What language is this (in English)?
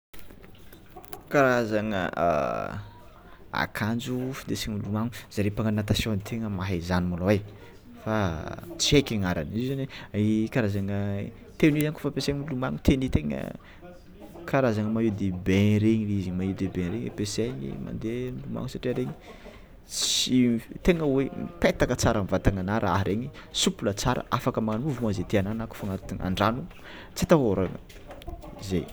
Tsimihety Malagasy